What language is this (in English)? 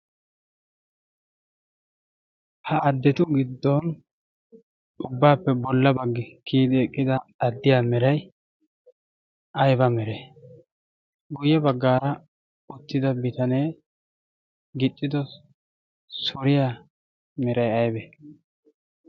Wolaytta